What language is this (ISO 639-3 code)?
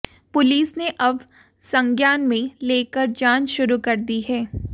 hin